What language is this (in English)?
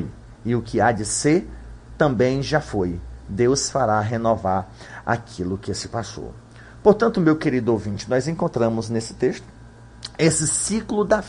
Portuguese